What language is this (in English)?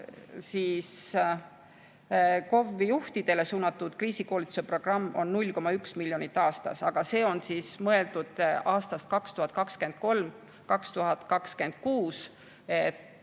Estonian